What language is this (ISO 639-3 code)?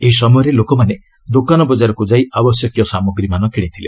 ori